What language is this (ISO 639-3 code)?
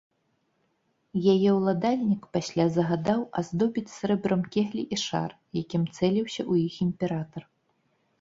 bel